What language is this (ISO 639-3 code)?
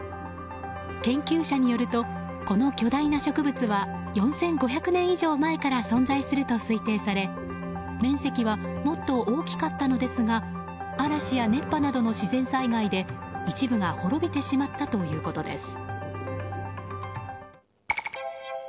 jpn